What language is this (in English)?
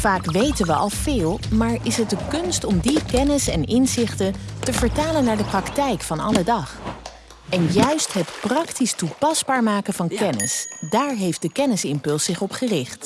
Dutch